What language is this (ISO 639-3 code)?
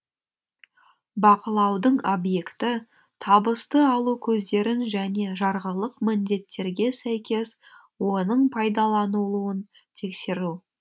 kaz